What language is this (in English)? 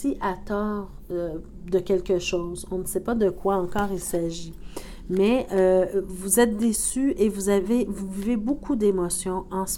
French